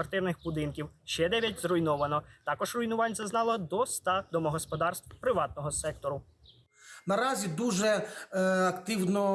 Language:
Ukrainian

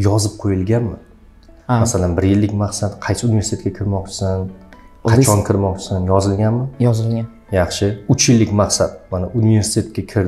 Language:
Turkish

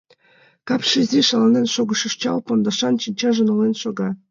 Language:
Mari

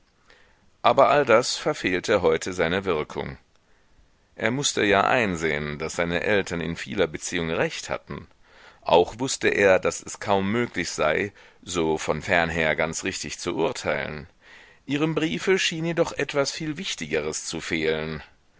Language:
German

